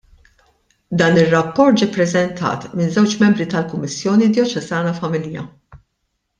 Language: Maltese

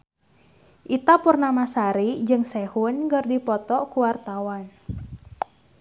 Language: Sundanese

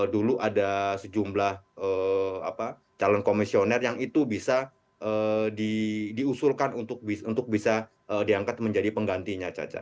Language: Indonesian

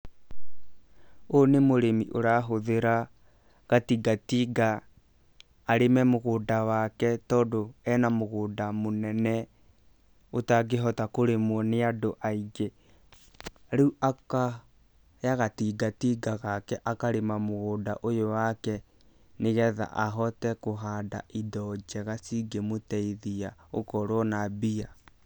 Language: Kikuyu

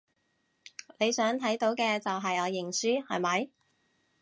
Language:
Cantonese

